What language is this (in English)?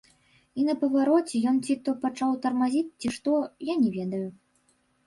Belarusian